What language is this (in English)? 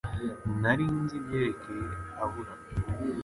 Kinyarwanda